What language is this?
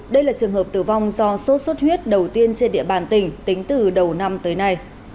Vietnamese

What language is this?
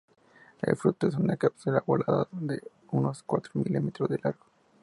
Spanish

